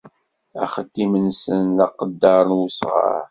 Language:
Kabyle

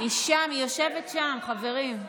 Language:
Hebrew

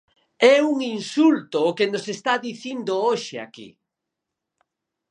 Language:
Galician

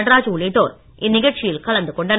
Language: Tamil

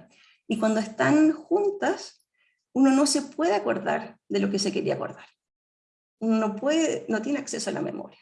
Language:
Spanish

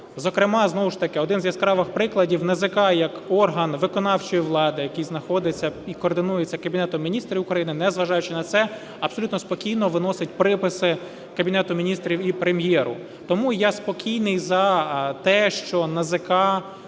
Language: Ukrainian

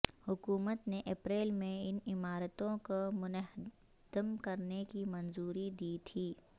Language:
Urdu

